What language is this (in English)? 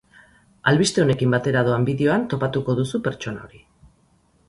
Basque